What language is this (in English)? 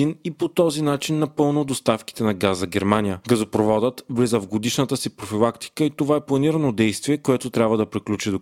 Bulgarian